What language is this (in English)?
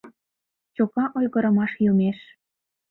Mari